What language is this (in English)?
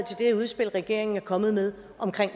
Danish